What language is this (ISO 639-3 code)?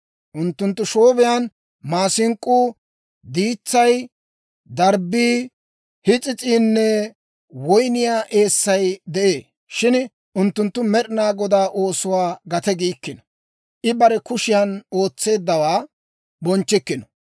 dwr